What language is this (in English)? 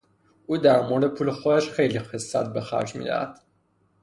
Persian